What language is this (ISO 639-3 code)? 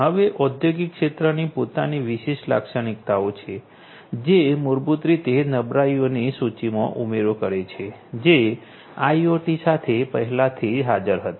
guj